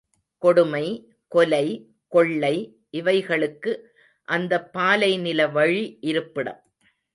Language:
Tamil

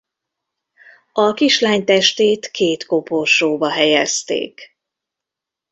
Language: Hungarian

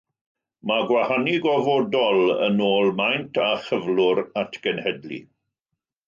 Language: Welsh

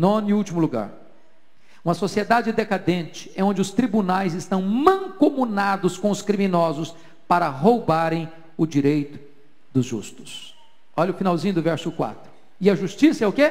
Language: Portuguese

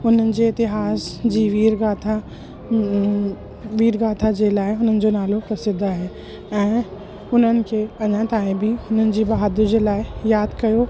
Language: Sindhi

